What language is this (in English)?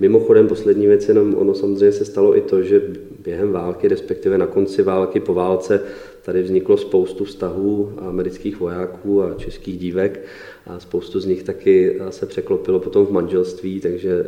Czech